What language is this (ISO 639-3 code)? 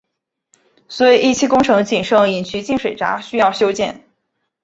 zho